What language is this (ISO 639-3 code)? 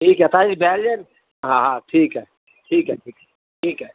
snd